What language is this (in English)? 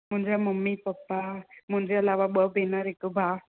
Sindhi